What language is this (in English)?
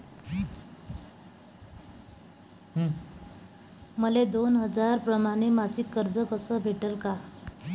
Marathi